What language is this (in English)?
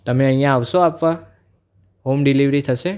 Gujarati